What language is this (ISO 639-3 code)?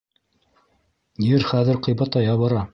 bak